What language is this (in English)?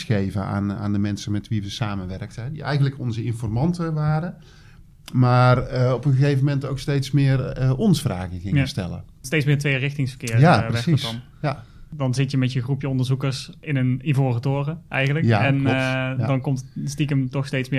Dutch